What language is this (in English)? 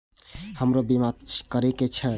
Maithili